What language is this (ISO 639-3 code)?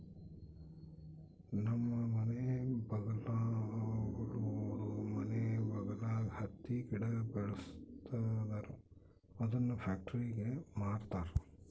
kan